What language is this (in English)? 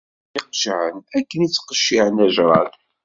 Kabyle